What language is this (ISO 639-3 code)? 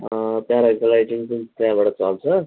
nep